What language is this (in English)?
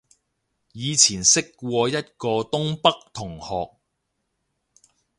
Cantonese